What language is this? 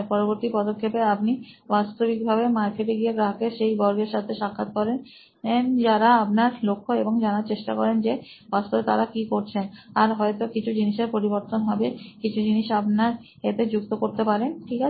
Bangla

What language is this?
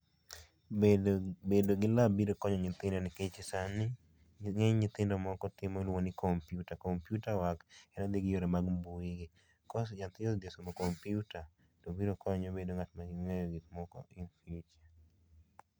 Luo (Kenya and Tanzania)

